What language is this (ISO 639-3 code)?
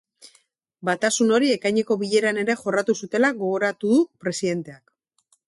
eus